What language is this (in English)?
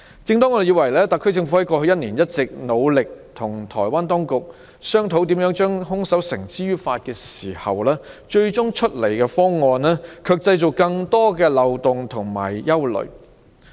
Cantonese